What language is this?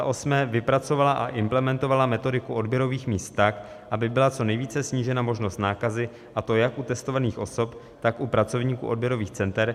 Czech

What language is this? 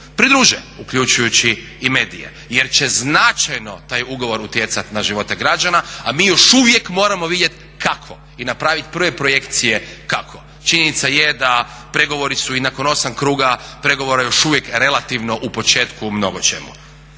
Croatian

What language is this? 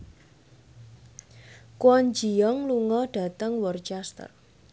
Javanese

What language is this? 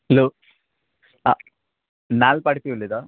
Konkani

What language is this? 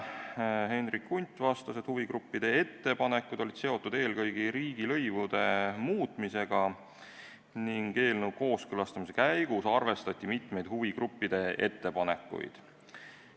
Estonian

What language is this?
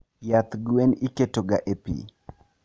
Luo (Kenya and Tanzania)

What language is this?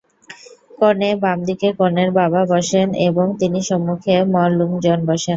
Bangla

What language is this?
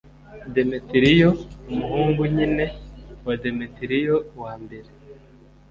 Kinyarwanda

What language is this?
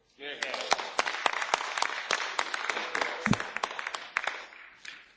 Romanian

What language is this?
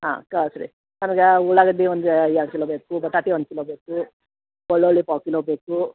Kannada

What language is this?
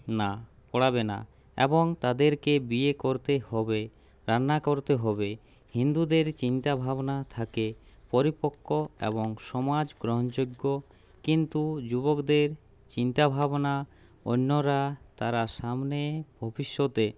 Bangla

